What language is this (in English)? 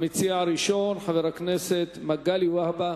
Hebrew